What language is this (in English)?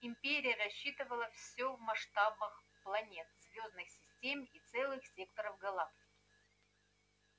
Russian